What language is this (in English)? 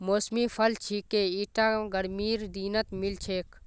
Magahi